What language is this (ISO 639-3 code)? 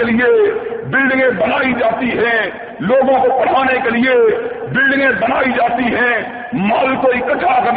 urd